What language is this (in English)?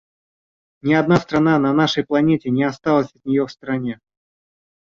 Russian